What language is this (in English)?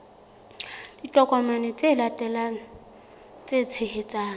Southern Sotho